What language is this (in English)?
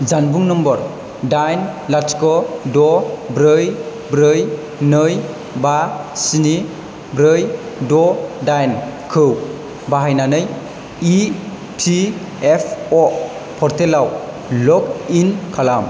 Bodo